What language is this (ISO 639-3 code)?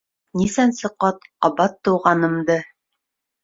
bak